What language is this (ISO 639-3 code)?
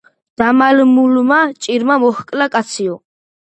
kat